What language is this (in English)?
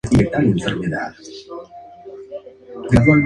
Spanish